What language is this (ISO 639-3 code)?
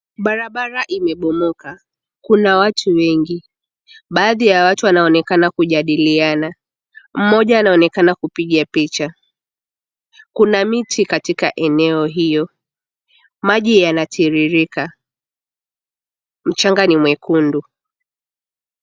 swa